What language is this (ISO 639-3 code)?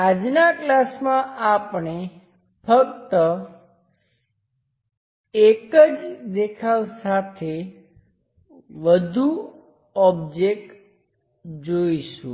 guj